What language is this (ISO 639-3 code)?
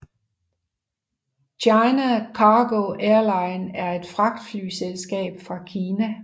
dan